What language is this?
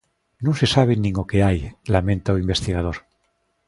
Galician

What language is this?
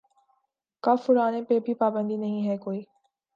Urdu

